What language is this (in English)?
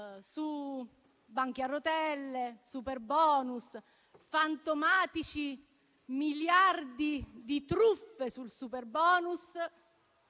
Italian